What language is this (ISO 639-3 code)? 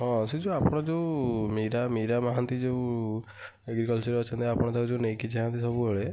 ori